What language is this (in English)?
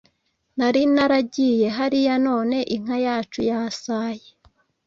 Kinyarwanda